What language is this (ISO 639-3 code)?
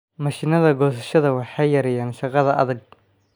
som